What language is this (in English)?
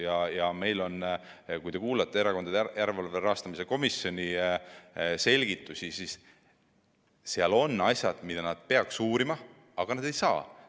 Estonian